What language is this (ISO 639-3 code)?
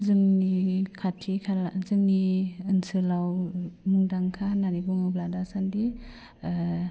brx